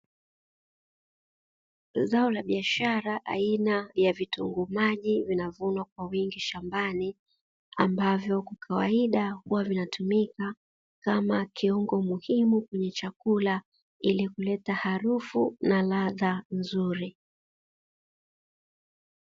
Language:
Swahili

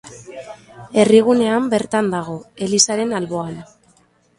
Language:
Basque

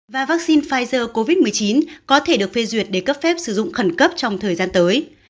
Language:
Vietnamese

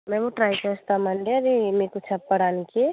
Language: Telugu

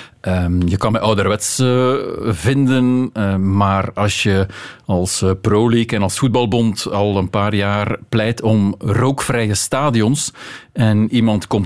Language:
Dutch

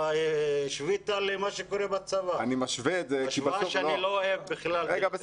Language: Hebrew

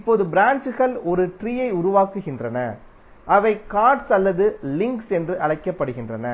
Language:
Tamil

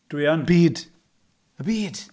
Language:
Welsh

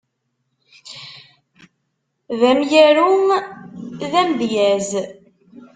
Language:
Kabyle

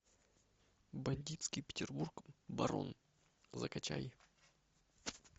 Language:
Russian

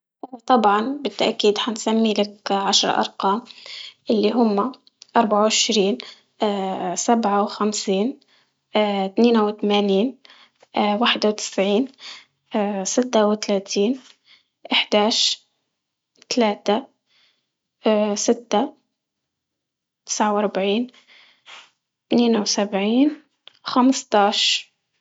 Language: Libyan Arabic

